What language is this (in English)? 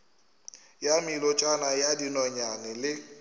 Northern Sotho